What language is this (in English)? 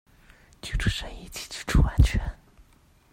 Chinese